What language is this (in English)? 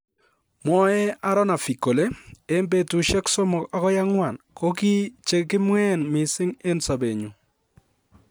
Kalenjin